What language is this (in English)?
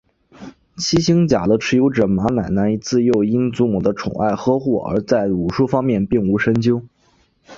Chinese